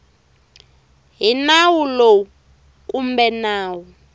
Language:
Tsonga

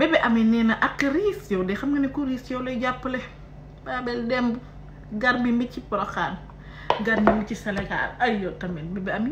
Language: French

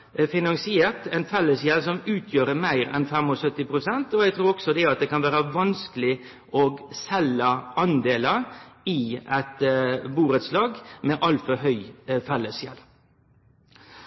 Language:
Norwegian Nynorsk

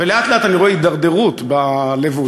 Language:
Hebrew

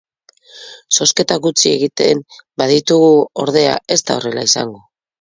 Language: Basque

